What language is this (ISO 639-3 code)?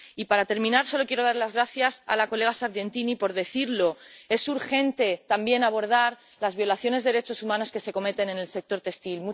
spa